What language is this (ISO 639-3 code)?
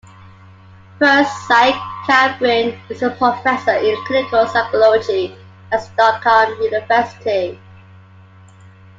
eng